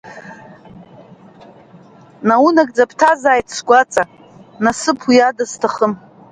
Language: Abkhazian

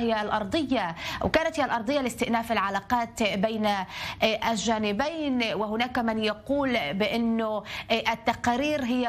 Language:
Arabic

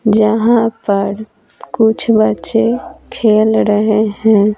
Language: Hindi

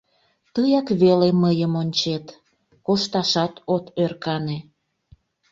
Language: Mari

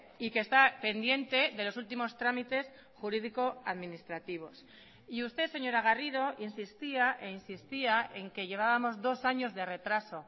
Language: Spanish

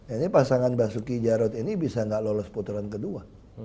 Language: Indonesian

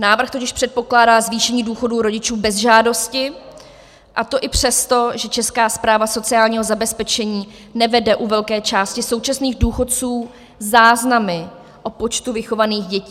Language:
Czech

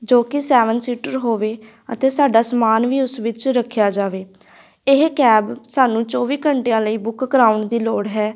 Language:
Punjabi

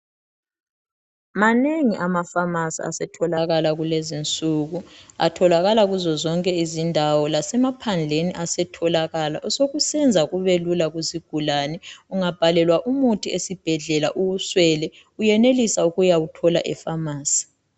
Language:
North Ndebele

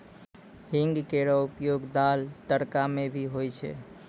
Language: Maithili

